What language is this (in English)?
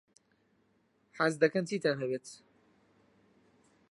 Central Kurdish